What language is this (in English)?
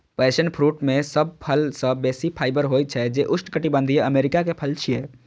Maithili